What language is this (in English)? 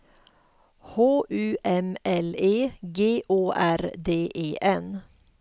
Swedish